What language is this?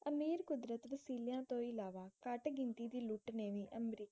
Punjabi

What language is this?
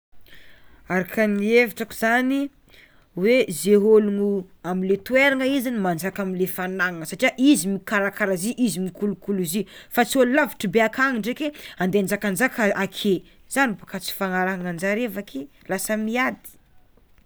Tsimihety Malagasy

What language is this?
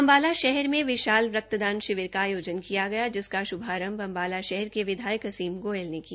Hindi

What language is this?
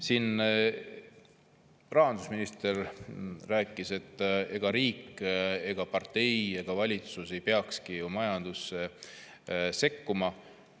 Estonian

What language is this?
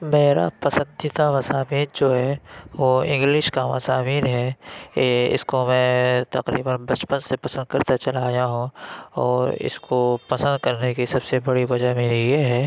Urdu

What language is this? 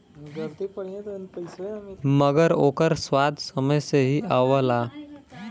Bhojpuri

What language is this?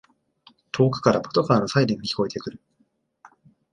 Japanese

